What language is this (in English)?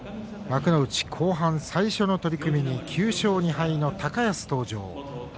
Japanese